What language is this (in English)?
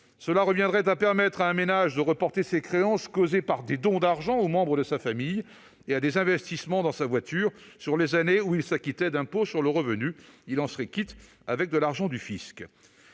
French